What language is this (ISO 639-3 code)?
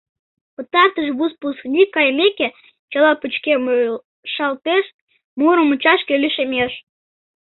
chm